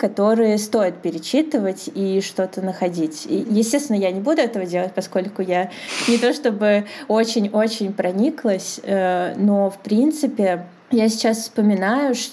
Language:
Russian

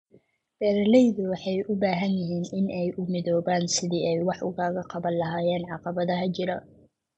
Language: Somali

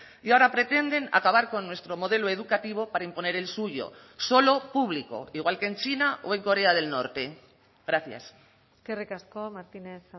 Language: Spanish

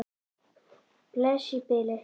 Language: Icelandic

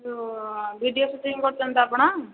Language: Odia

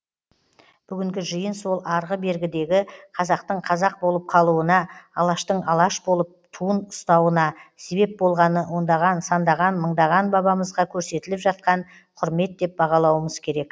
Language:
Kazakh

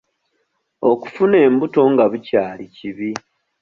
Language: Ganda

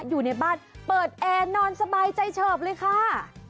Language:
Thai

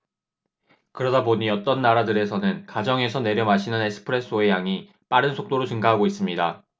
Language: Korean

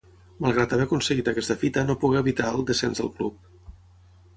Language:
Catalan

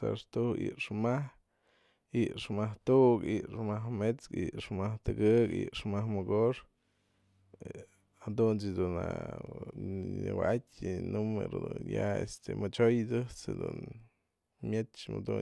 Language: Mazatlán Mixe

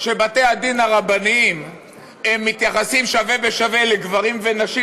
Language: Hebrew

